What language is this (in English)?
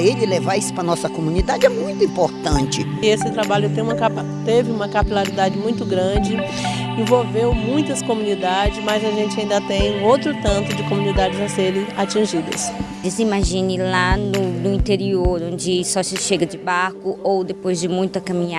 Portuguese